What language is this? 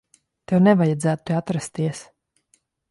Latvian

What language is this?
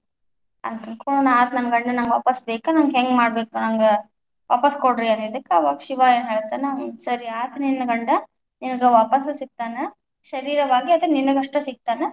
Kannada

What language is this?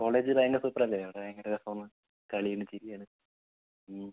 Malayalam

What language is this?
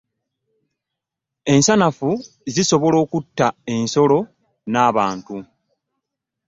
Ganda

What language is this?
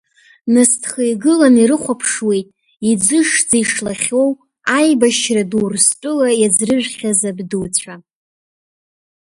Abkhazian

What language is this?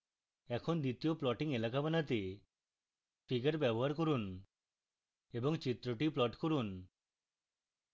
Bangla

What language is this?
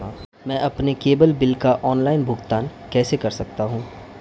Hindi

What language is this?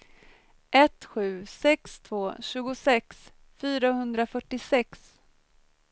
Swedish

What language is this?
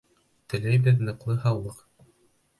Bashkir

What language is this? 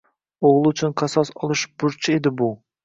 Uzbek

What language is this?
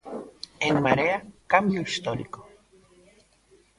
Galician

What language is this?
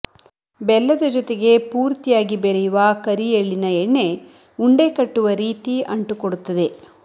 Kannada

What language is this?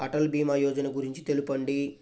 Telugu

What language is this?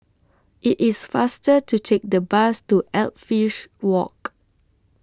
English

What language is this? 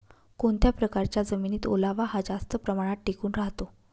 Marathi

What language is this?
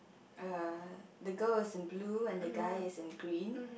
English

